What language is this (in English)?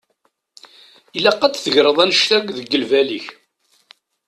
Kabyle